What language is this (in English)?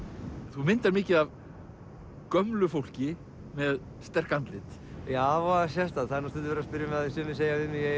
Icelandic